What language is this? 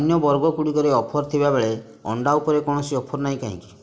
Odia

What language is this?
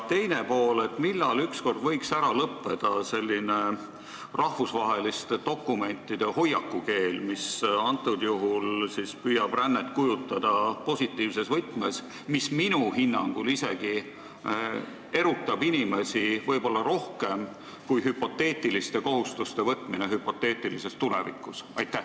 Estonian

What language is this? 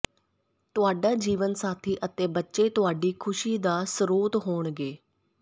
Punjabi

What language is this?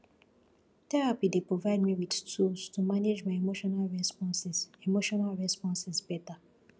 Nigerian Pidgin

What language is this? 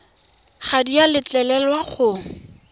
Tswana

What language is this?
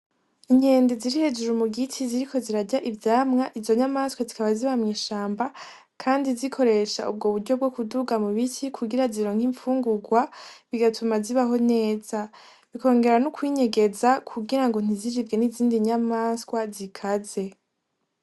Rundi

